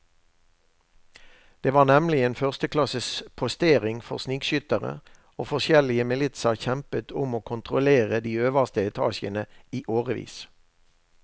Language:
Norwegian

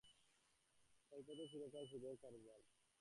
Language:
Bangla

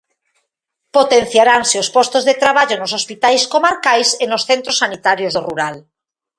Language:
Galician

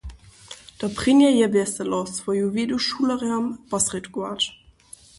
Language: Upper Sorbian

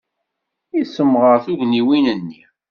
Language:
Kabyle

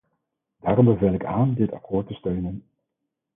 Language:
Dutch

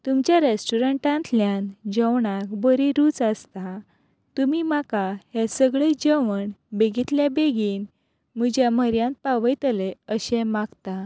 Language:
Konkani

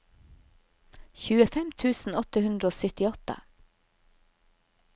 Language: Norwegian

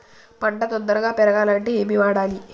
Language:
Telugu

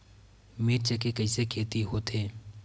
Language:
Chhattisgarhi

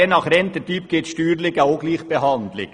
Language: Swiss German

